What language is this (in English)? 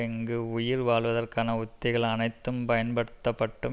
Tamil